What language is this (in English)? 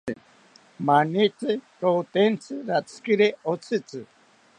South Ucayali Ashéninka